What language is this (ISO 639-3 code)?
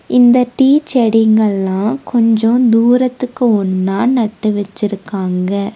tam